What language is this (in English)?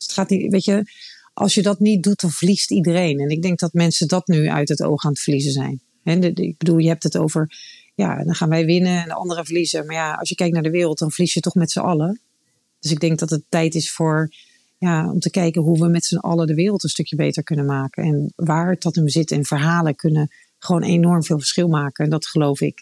Dutch